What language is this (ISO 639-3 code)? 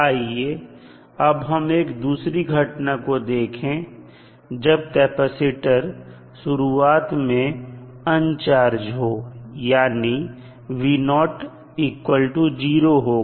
hin